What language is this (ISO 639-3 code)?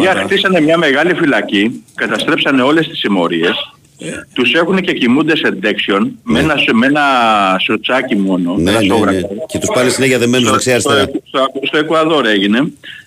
ell